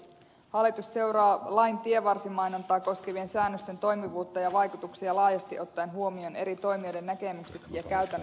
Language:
Finnish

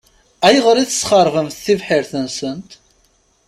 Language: Kabyle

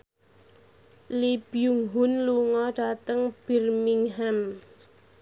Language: Javanese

